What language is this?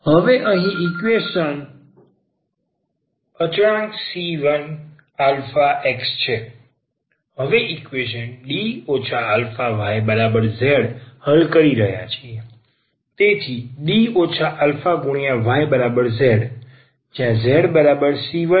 Gujarati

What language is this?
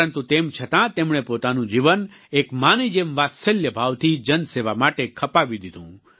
Gujarati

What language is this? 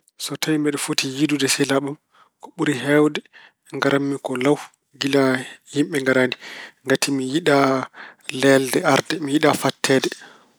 Fula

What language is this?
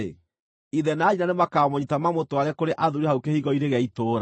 Kikuyu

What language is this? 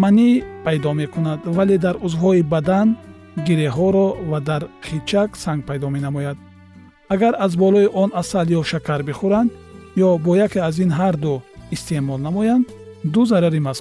Persian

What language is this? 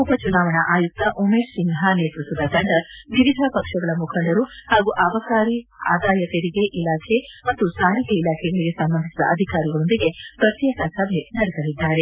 Kannada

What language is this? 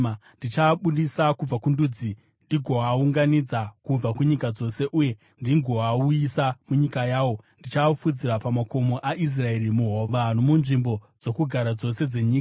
Shona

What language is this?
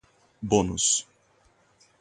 Portuguese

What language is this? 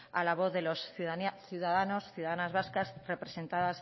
Spanish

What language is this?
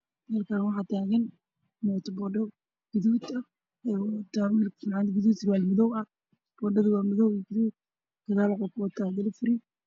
Somali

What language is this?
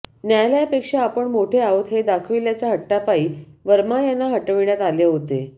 Marathi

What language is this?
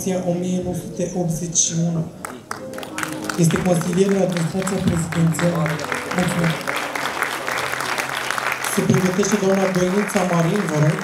Romanian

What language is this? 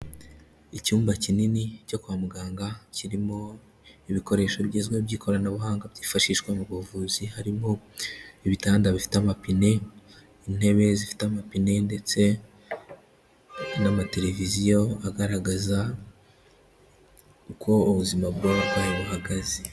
Kinyarwanda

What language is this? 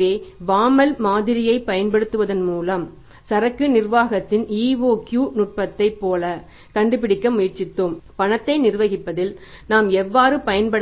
Tamil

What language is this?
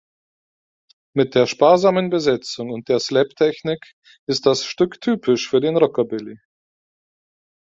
German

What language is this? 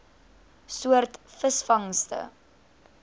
Afrikaans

